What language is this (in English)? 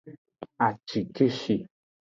Aja (Benin)